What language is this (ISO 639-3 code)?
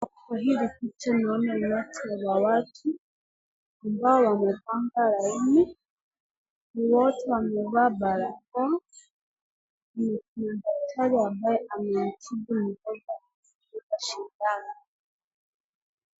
swa